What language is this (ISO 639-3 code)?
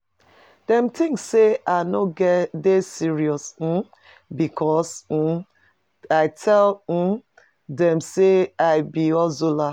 pcm